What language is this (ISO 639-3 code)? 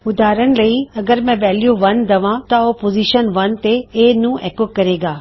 pan